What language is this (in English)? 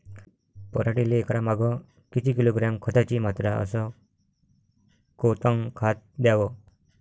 Marathi